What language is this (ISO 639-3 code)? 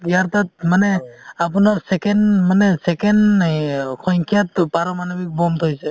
asm